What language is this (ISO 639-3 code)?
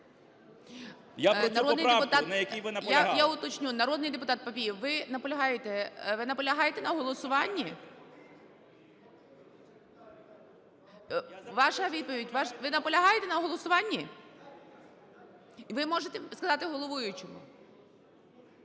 ukr